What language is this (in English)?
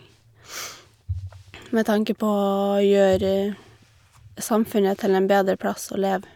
Norwegian